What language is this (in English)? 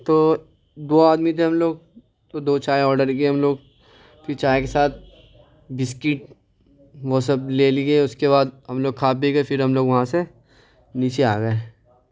Urdu